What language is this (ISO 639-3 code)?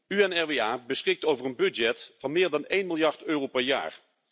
nld